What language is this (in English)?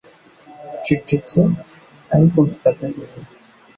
Kinyarwanda